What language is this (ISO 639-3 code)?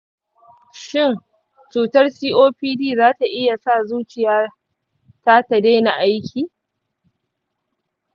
hau